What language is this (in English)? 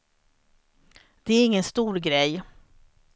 Swedish